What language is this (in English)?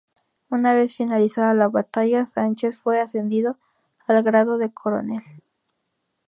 Spanish